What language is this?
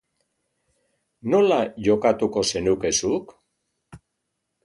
Basque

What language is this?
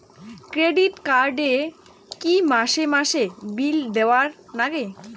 Bangla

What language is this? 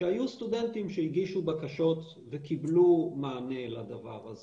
Hebrew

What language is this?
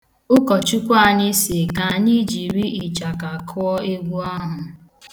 Igbo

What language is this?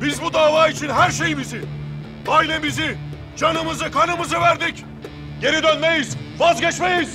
Turkish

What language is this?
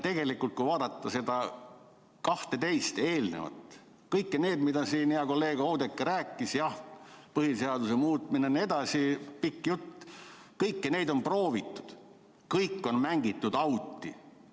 Estonian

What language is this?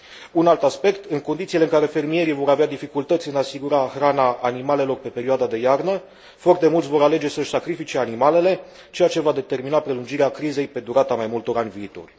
Romanian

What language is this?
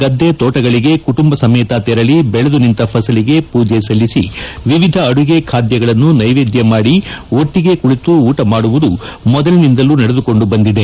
Kannada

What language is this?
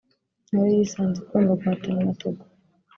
Kinyarwanda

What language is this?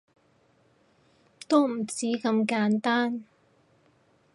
Cantonese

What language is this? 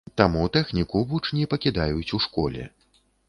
Belarusian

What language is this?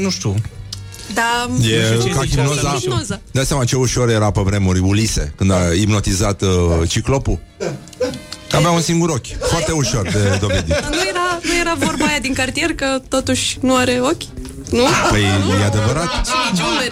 Romanian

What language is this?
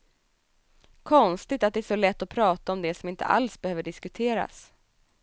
Swedish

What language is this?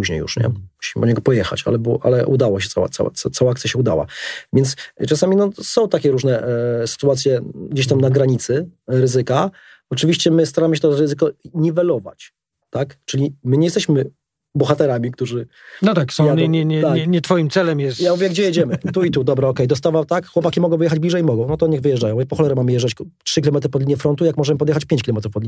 Polish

